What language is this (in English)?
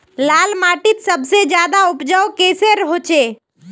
Magahi